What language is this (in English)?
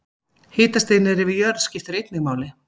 Icelandic